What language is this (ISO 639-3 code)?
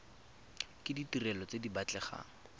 tsn